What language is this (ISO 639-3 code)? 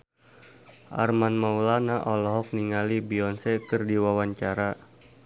sun